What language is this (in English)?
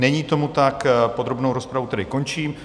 Czech